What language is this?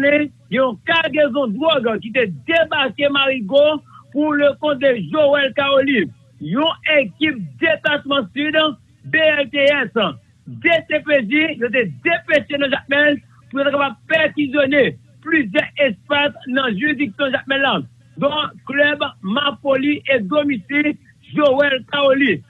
French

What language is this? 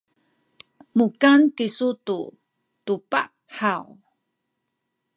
Sakizaya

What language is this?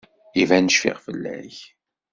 Kabyle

